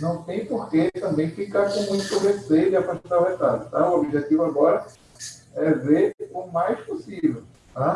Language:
Portuguese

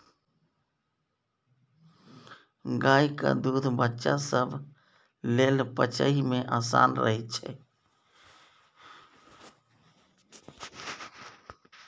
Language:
Maithili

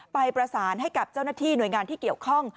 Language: Thai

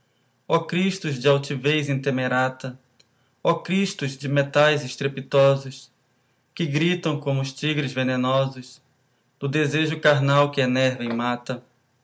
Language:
Portuguese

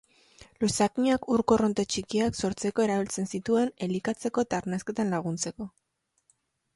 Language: Basque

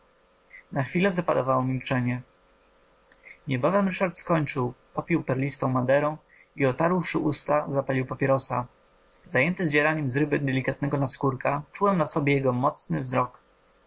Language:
Polish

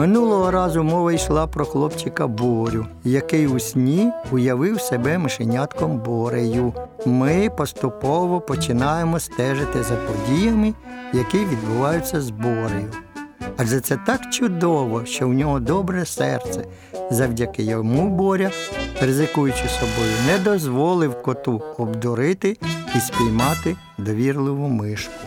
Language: Ukrainian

